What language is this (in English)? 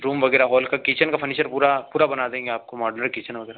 Hindi